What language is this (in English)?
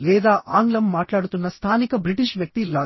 Telugu